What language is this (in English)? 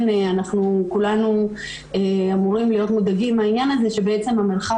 Hebrew